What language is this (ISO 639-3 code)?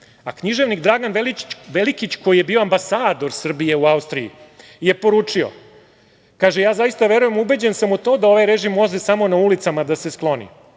srp